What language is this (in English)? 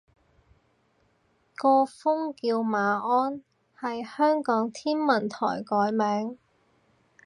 Cantonese